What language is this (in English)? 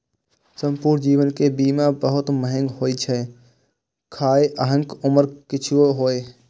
Maithili